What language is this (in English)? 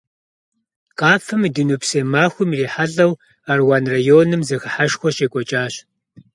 Kabardian